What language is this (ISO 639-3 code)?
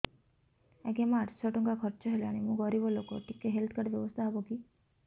ori